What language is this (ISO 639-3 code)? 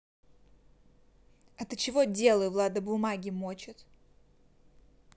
rus